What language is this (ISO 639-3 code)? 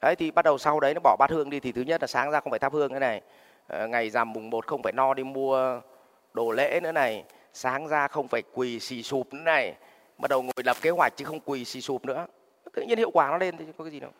vie